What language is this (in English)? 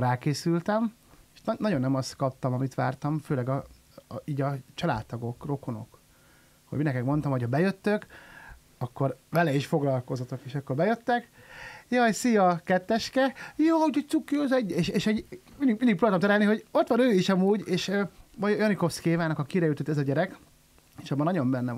Hungarian